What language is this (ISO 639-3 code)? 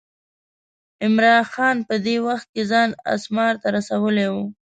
pus